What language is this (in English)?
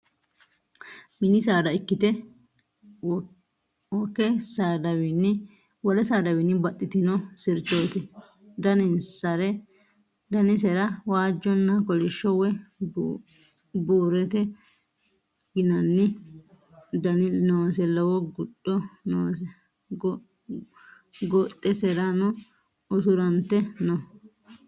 Sidamo